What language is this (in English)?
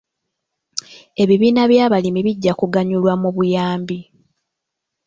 Ganda